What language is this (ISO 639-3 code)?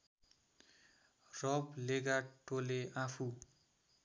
nep